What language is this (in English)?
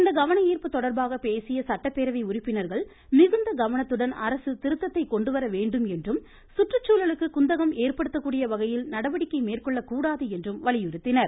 Tamil